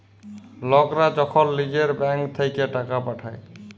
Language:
Bangla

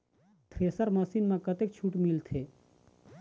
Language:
Chhattisgarhi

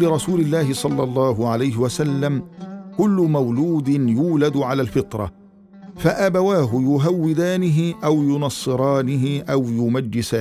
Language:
Arabic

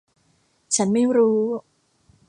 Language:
Thai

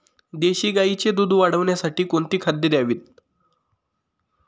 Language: Marathi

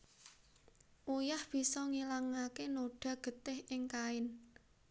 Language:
Javanese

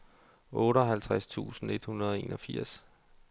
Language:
Danish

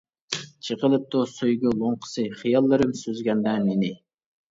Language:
Uyghur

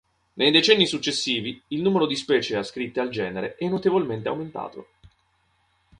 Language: Italian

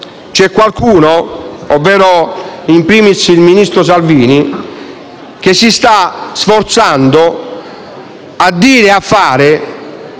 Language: Italian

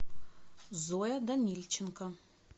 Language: Russian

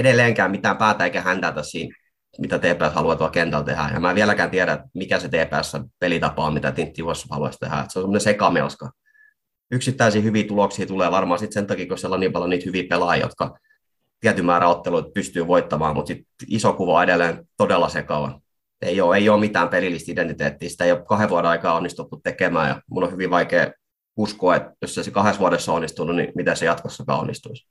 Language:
Finnish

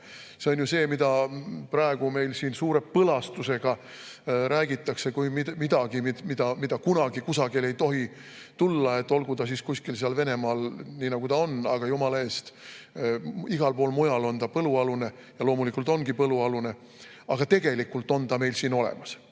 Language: Estonian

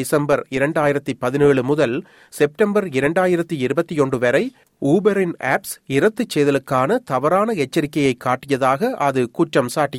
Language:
Tamil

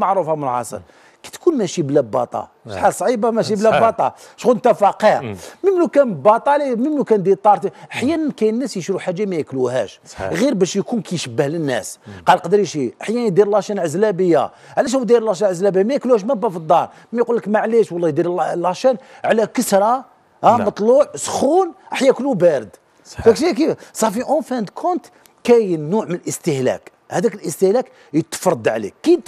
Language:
Arabic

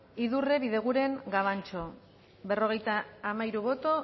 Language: Basque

